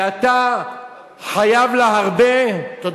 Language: Hebrew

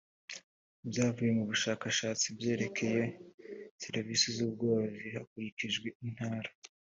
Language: Kinyarwanda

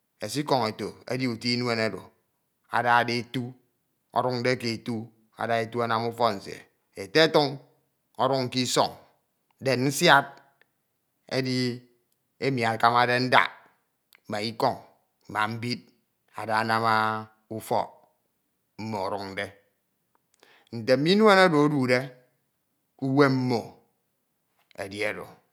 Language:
Ito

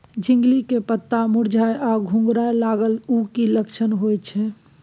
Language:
Maithili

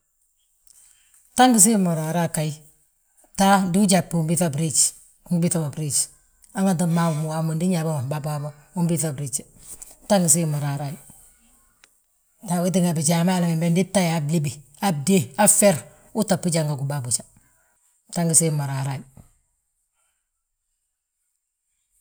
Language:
Balanta-Ganja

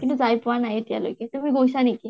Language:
Assamese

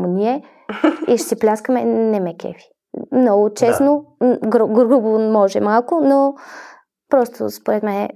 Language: Bulgarian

